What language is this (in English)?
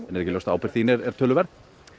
Icelandic